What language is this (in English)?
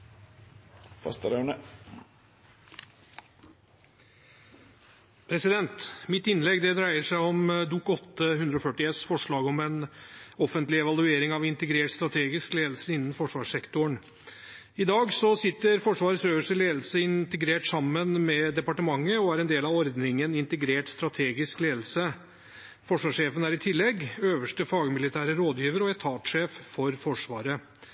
Norwegian